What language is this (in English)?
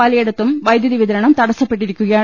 Malayalam